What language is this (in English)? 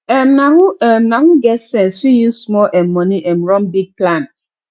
Nigerian Pidgin